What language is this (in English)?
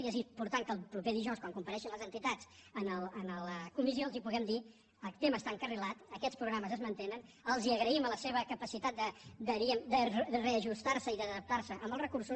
Catalan